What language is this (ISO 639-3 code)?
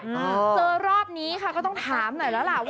tha